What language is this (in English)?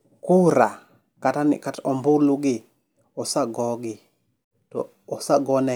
Luo (Kenya and Tanzania)